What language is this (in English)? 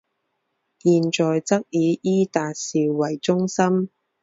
Chinese